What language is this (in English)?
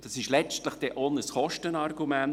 Swiss German